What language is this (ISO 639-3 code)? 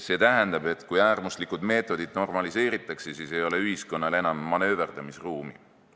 est